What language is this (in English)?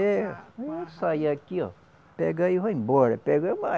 Portuguese